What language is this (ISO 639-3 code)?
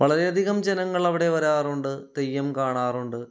mal